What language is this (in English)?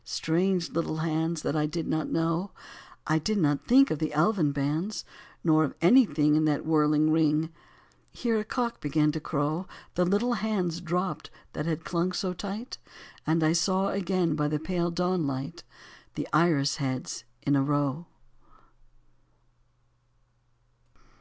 English